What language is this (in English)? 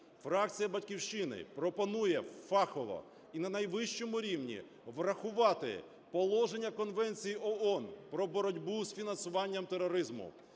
Ukrainian